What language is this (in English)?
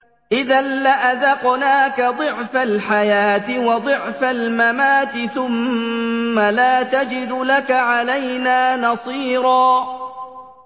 Arabic